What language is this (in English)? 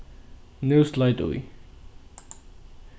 Faroese